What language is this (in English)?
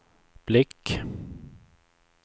Swedish